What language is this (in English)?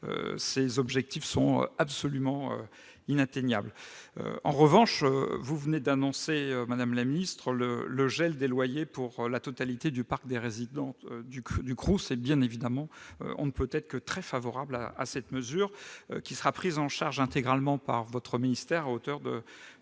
French